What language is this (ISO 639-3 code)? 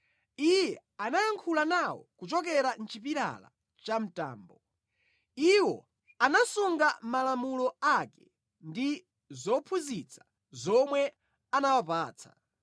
nya